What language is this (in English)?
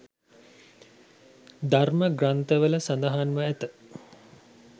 Sinhala